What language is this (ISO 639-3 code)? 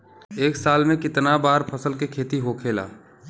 bho